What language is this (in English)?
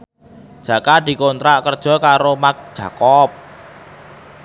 Javanese